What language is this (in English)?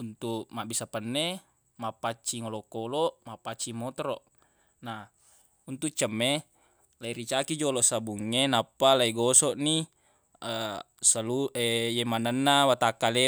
Buginese